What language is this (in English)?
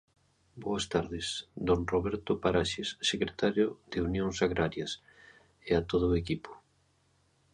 Galician